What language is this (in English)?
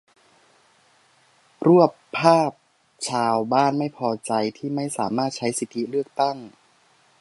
Thai